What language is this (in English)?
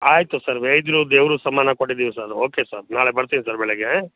Kannada